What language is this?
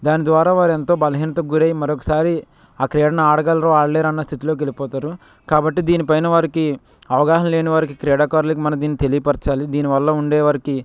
Telugu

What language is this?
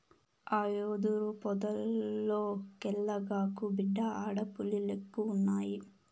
Telugu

